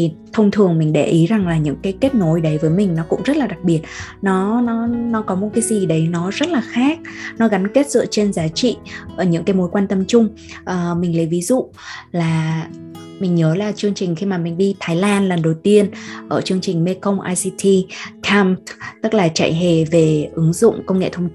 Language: Vietnamese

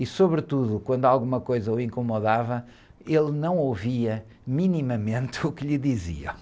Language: Portuguese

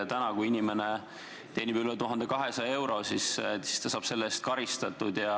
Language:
Estonian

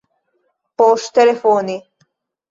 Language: Esperanto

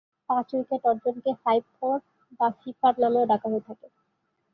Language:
Bangla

